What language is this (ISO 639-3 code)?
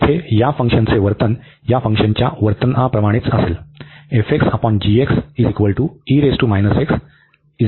mar